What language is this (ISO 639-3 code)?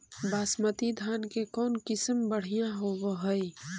mag